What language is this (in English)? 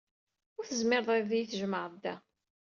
Kabyle